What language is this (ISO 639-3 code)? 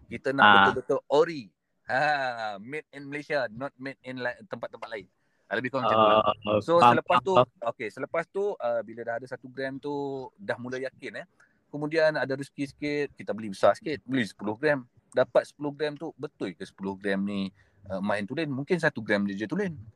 msa